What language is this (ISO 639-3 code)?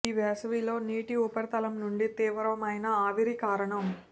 tel